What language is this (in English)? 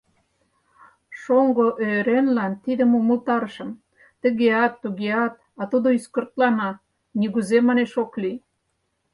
Mari